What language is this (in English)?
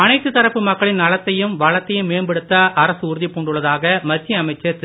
Tamil